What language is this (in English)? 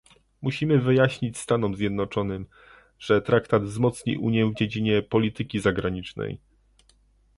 Polish